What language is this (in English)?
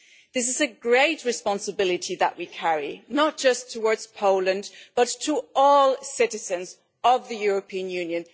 English